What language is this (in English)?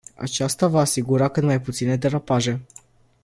Romanian